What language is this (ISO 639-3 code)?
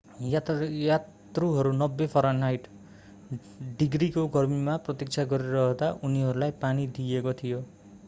nep